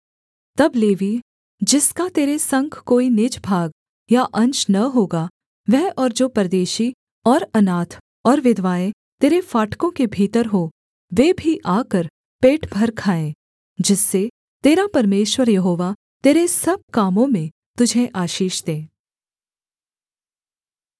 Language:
Hindi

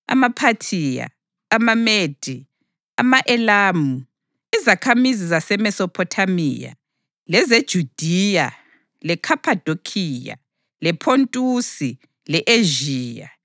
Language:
North Ndebele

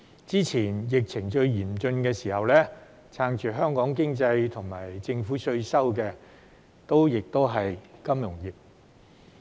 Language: Cantonese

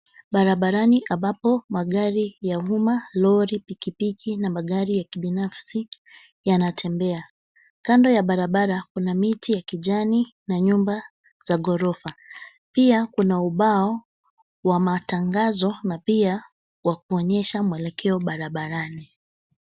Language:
Swahili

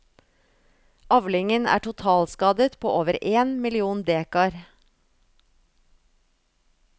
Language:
Norwegian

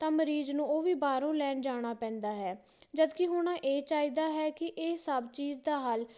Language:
Punjabi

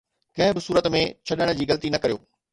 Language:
Sindhi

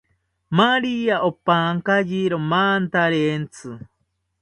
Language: South Ucayali Ashéninka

